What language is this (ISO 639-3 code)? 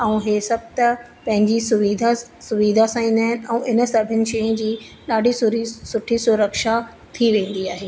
snd